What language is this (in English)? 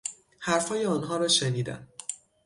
Persian